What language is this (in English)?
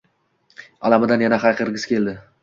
Uzbek